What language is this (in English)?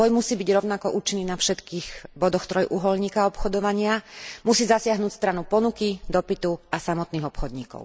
Slovak